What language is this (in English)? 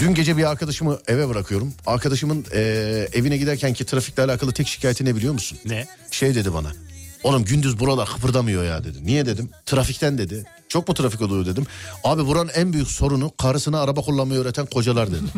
Turkish